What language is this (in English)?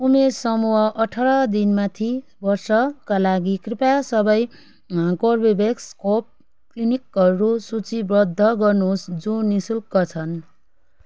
Nepali